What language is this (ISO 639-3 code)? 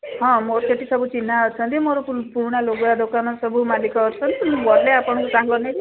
ori